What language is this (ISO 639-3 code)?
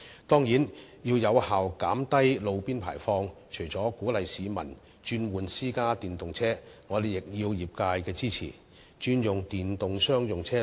yue